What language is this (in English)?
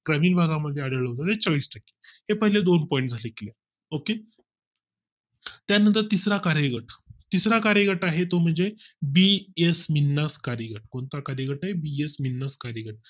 Marathi